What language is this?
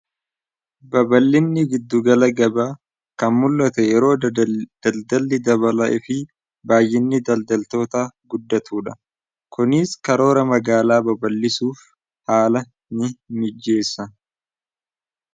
Oromo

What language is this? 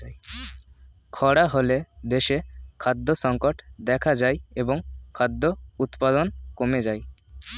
Bangla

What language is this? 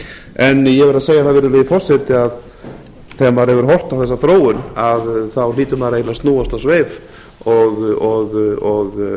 Icelandic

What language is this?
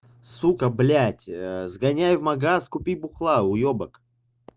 Russian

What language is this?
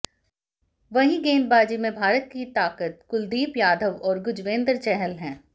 Hindi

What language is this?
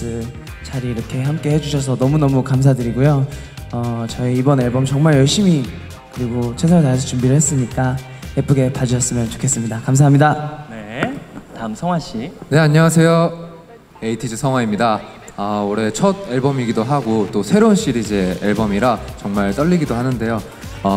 Korean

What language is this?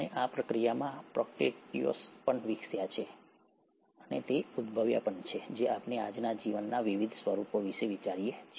Gujarati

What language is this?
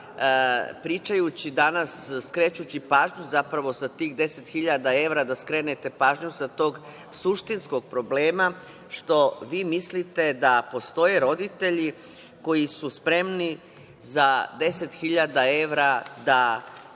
Serbian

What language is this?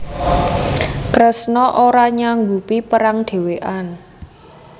Javanese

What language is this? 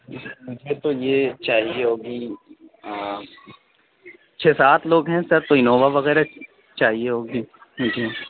Urdu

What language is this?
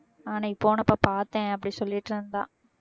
Tamil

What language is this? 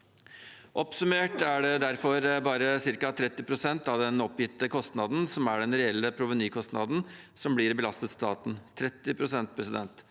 Norwegian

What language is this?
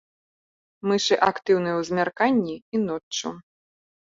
Belarusian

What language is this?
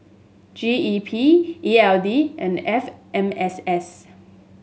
English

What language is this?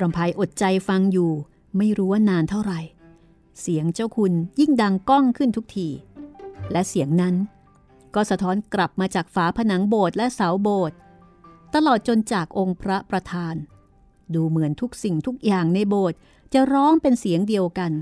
Thai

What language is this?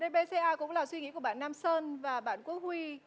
Vietnamese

